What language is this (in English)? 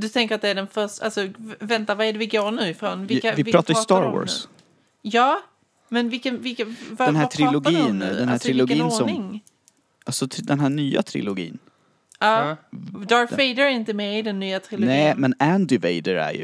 Swedish